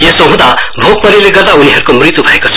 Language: Nepali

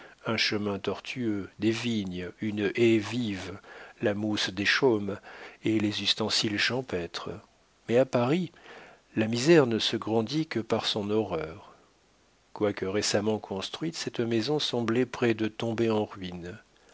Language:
French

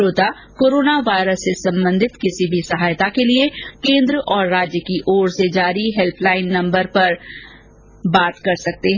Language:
Hindi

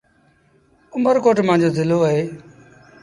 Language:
Sindhi Bhil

